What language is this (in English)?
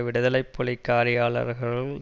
Tamil